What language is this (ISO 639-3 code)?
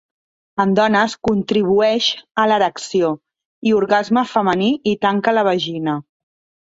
cat